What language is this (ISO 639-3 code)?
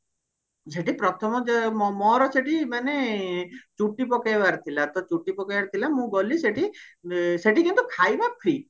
ori